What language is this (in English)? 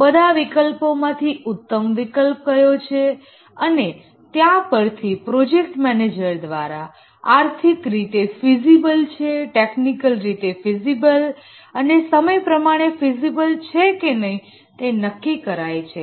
Gujarati